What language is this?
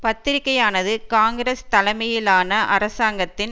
Tamil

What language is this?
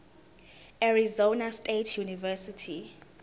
Zulu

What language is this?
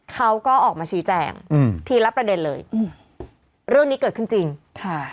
Thai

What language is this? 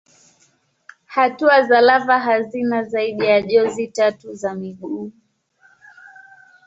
Swahili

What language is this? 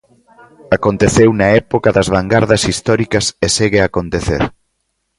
Galician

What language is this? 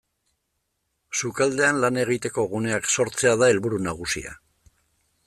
Basque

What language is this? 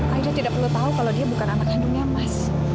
Indonesian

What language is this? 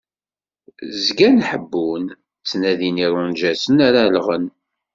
Kabyle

